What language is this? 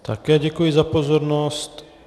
Czech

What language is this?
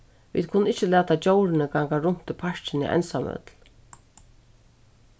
Faroese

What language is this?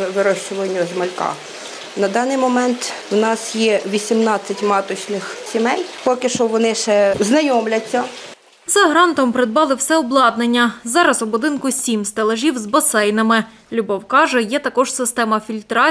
Ukrainian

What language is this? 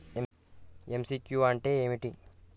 Telugu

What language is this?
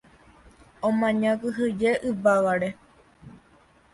Guarani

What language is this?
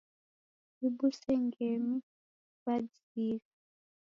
Taita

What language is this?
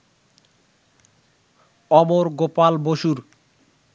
Bangla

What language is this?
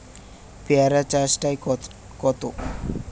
Bangla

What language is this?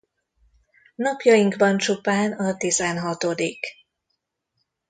Hungarian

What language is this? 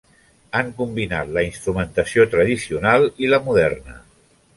Catalan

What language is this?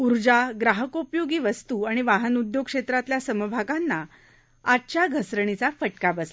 Marathi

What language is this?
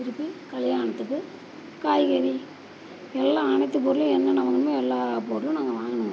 Tamil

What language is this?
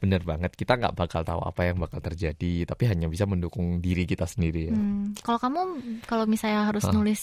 Indonesian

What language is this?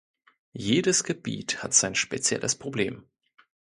German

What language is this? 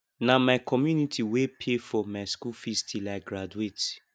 Nigerian Pidgin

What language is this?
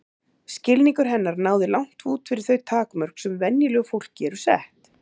Icelandic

